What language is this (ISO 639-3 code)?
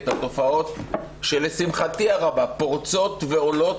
heb